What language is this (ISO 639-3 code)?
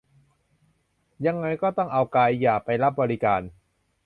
tha